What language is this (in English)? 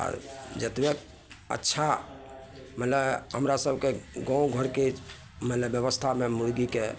Maithili